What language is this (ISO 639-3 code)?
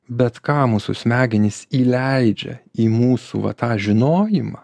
lit